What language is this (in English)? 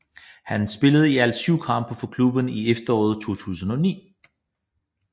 Danish